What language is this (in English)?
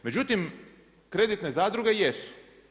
Croatian